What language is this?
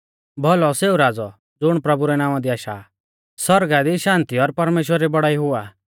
Mahasu Pahari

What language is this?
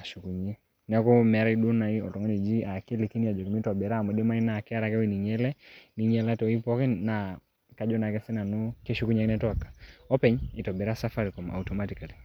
Masai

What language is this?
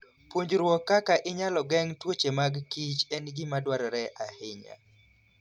Luo (Kenya and Tanzania)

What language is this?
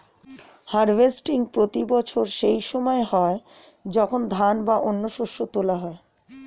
Bangla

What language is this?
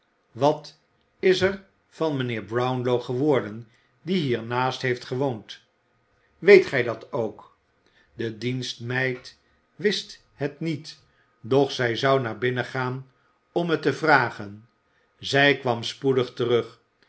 Dutch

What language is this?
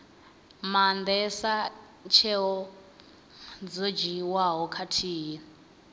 Venda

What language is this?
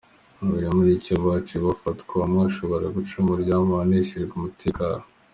Kinyarwanda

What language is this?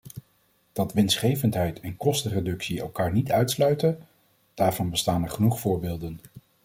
Dutch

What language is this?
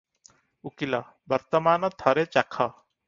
Odia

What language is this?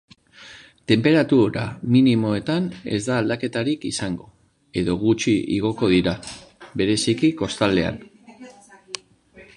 Basque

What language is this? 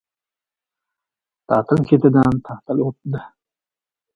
Uzbek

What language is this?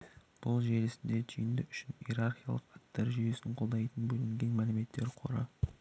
Kazakh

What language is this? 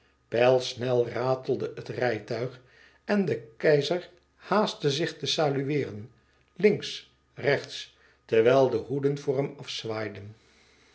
Dutch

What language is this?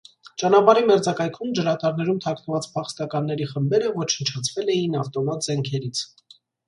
Armenian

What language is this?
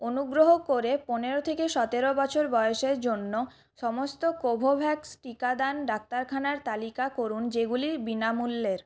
Bangla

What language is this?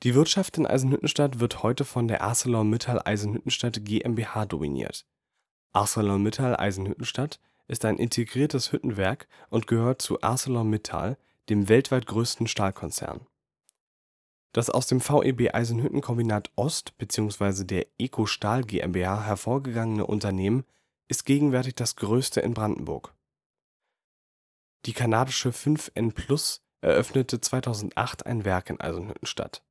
German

